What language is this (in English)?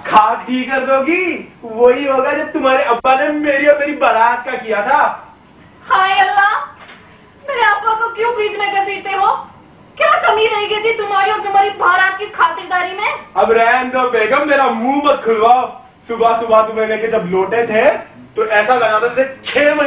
Hindi